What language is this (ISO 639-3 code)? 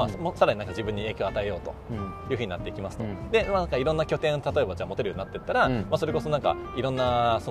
jpn